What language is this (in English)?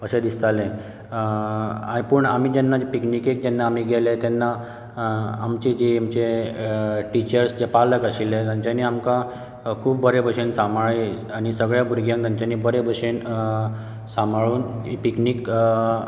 Konkani